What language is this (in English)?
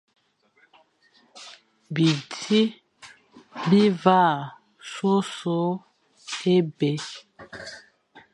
Fang